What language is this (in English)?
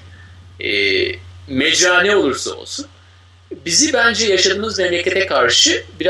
Turkish